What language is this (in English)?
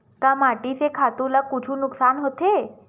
Chhattisgarhi